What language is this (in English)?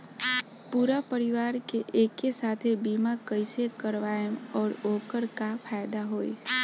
Bhojpuri